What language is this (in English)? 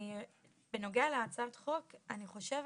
Hebrew